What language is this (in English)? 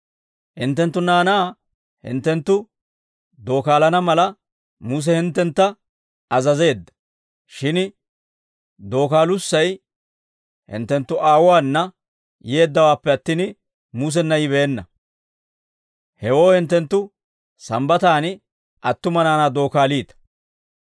Dawro